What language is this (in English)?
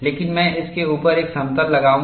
Hindi